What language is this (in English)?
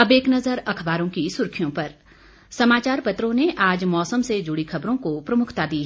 Hindi